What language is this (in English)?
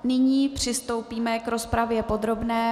Czech